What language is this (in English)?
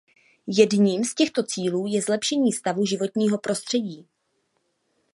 Czech